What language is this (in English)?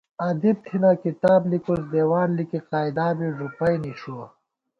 Gawar-Bati